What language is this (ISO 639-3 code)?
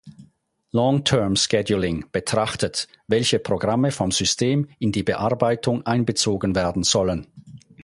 deu